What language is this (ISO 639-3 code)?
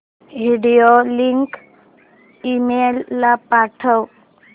mar